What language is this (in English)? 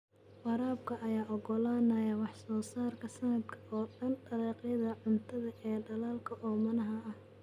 Somali